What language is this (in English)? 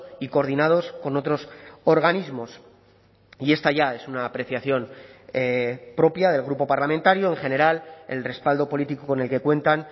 Spanish